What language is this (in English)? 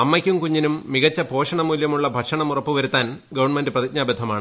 Malayalam